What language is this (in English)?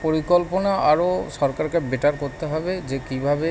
Bangla